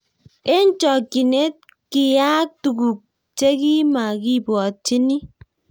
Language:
Kalenjin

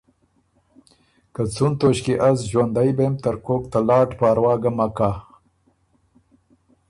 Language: Ormuri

